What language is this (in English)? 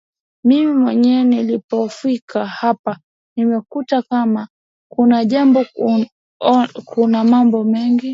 Swahili